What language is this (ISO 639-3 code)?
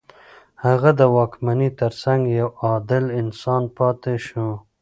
pus